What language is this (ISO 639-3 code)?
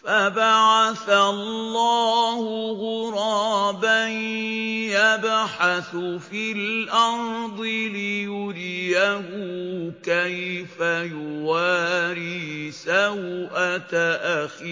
ara